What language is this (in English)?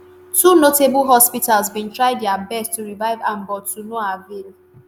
Nigerian Pidgin